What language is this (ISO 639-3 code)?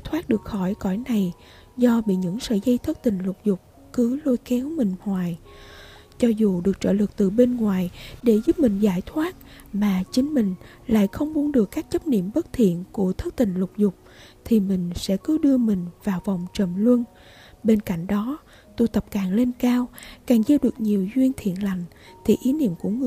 vie